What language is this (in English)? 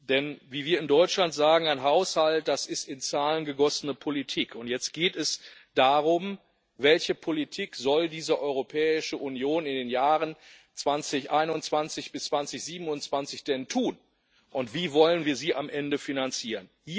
German